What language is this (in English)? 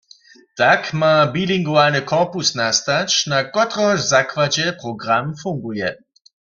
Upper Sorbian